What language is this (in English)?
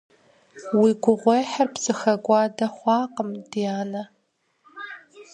Kabardian